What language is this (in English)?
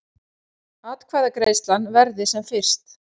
Icelandic